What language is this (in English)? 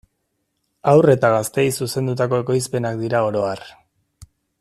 Basque